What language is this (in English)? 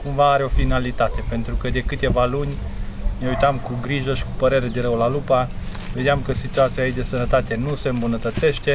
Romanian